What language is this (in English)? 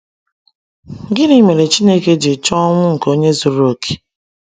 Igbo